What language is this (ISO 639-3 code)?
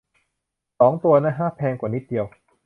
tha